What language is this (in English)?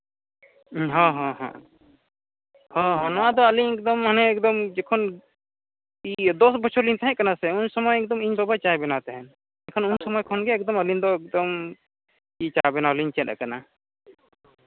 Santali